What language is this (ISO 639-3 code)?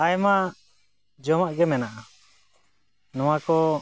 sat